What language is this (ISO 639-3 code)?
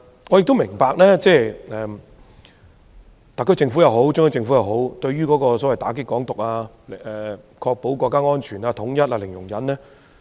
yue